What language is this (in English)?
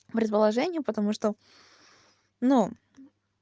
Russian